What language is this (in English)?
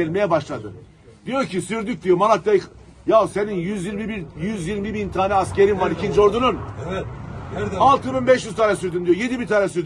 Turkish